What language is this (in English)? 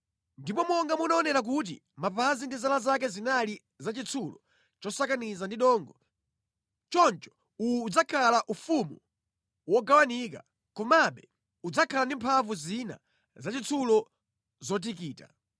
Nyanja